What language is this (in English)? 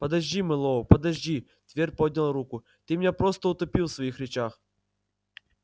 Russian